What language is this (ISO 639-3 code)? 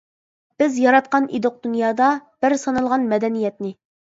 uig